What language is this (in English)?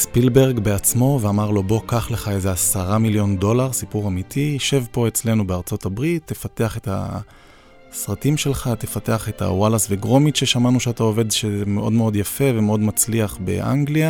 Hebrew